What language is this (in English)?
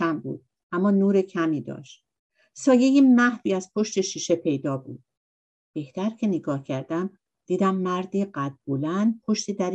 Persian